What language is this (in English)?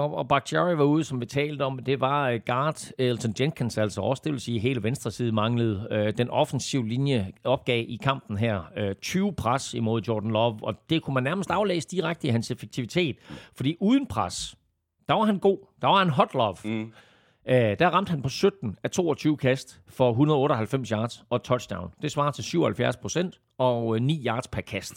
Danish